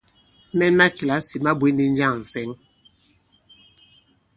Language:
Bankon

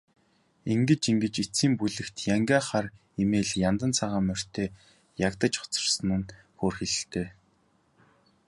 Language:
Mongolian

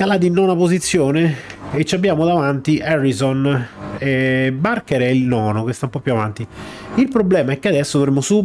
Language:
Italian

